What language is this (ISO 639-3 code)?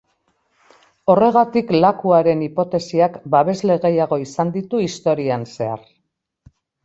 eus